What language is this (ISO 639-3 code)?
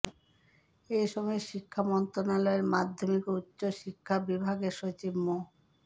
ben